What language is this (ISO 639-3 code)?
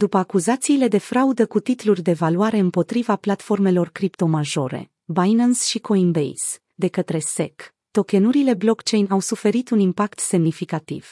ron